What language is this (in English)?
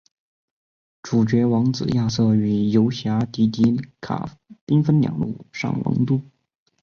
Chinese